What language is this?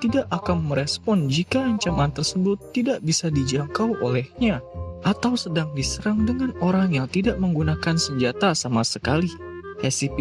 Indonesian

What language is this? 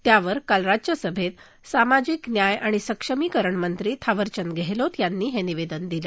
Marathi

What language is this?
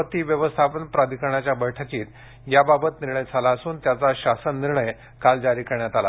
Marathi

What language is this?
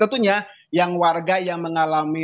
Indonesian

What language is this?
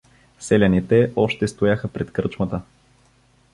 Bulgarian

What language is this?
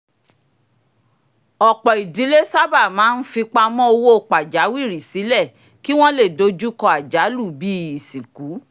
Yoruba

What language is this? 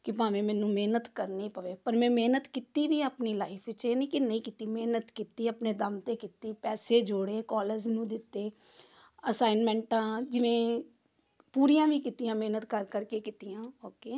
Punjabi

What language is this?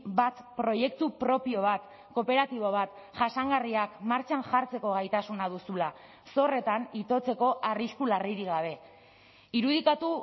Basque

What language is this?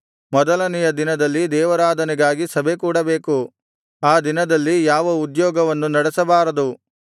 Kannada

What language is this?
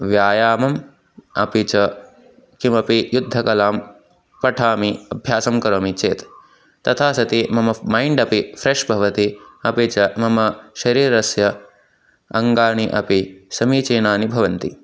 Sanskrit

